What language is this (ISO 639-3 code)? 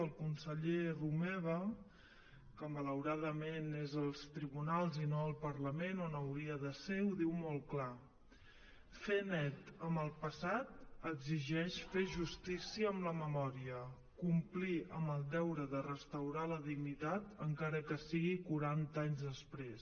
cat